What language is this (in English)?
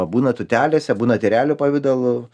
Lithuanian